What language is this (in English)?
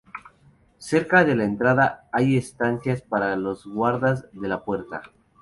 Spanish